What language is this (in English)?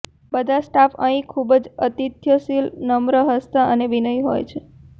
Gujarati